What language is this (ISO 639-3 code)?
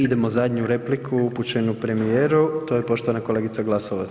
hrv